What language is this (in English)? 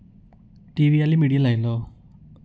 Dogri